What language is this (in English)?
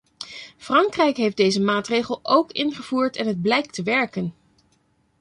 Dutch